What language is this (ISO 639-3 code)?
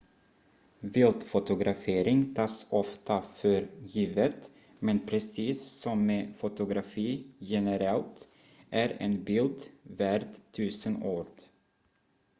swe